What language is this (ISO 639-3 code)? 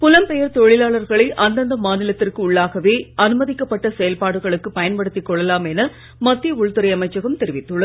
tam